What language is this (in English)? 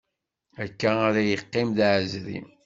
Kabyle